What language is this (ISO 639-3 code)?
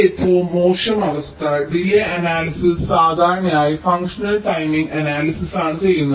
mal